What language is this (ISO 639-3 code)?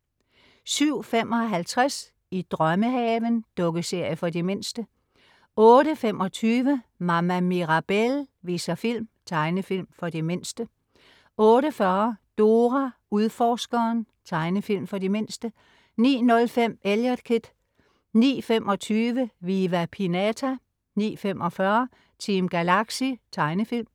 dan